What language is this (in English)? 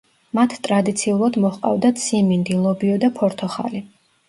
Georgian